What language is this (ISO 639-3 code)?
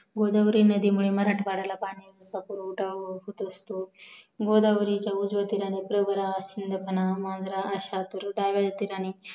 mar